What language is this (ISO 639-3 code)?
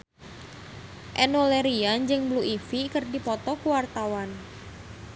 sun